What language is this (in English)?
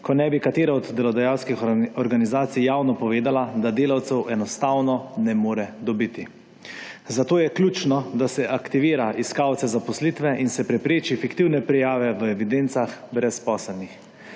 Slovenian